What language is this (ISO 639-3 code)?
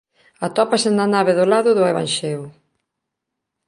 glg